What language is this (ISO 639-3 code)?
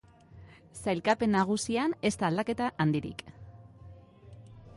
eus